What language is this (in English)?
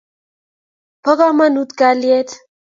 Kalenjin